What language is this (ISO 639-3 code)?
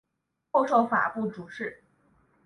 zho